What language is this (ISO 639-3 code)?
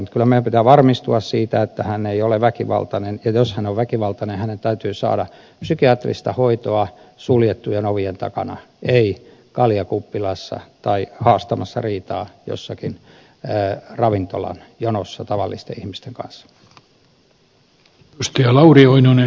fin